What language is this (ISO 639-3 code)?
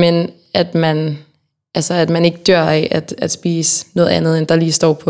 dan